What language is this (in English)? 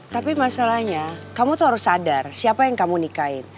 Indonesian